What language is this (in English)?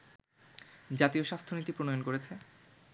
Bangla